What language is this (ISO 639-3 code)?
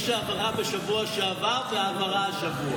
heb